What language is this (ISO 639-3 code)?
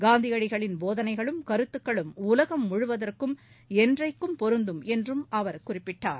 tam